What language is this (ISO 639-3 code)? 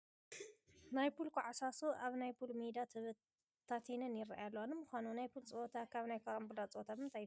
tir